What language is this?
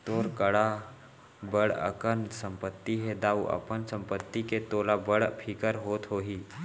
Chhattisgarhi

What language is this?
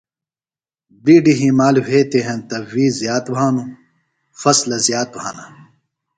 Phalura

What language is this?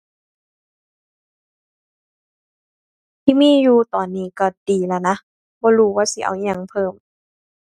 Thai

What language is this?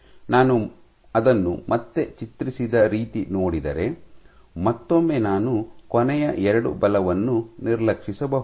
Kannada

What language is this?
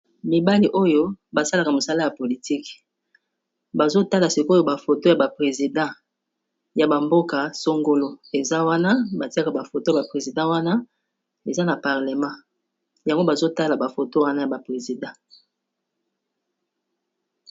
Lingala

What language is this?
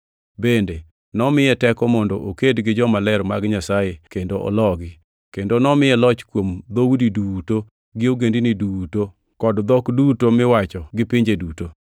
Luo (Kenya and Tanzania)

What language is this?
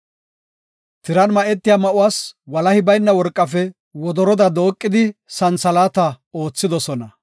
Gofa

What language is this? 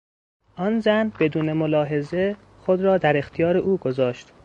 Persian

